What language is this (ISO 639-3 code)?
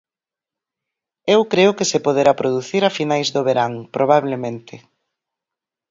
glg